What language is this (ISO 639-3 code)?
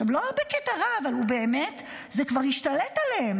heb